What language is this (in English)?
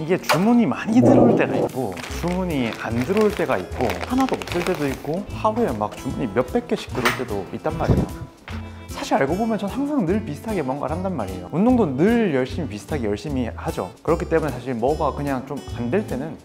Korean